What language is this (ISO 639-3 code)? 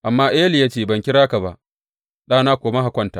hau